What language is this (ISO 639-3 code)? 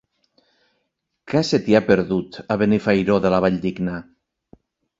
cat